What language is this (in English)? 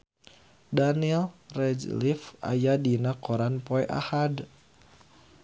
Sundanese